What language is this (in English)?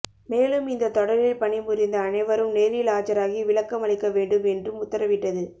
Tamil